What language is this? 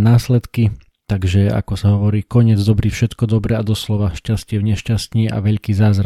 Slovak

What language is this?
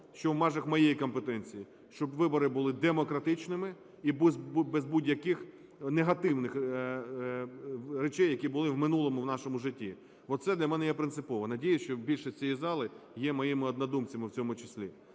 Ukrainian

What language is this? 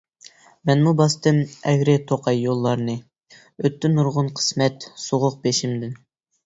Uyghur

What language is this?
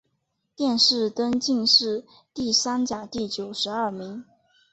Chinese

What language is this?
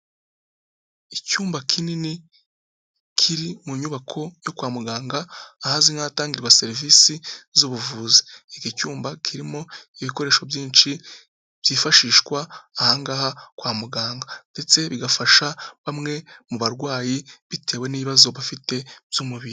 Kinyarwanda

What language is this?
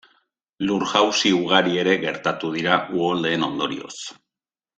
Basque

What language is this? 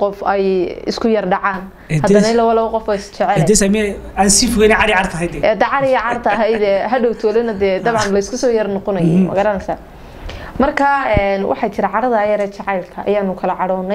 Arabic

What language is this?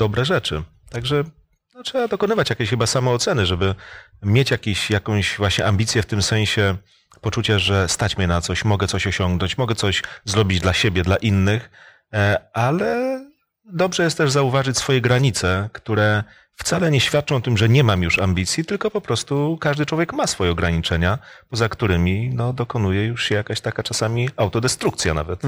Polish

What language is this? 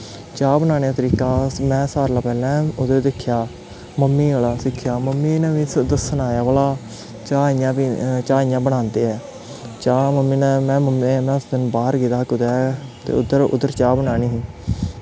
Dogri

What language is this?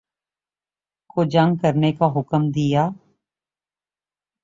Urdu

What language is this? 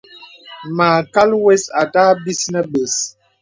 Bebele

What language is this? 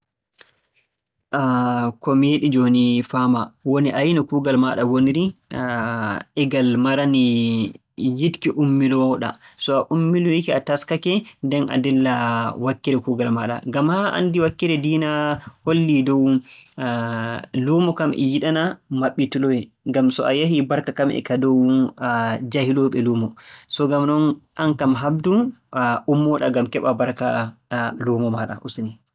Borgu Fulfulde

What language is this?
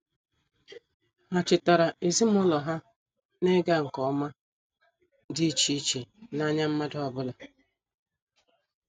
Igbo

